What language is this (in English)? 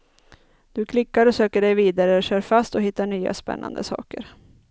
Swedish